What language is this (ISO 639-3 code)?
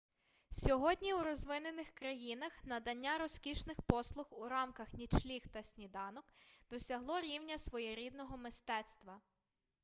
ukr